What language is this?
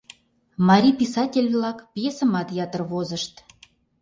Mari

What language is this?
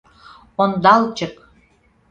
Mari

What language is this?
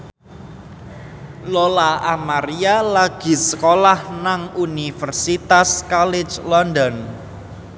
Javanese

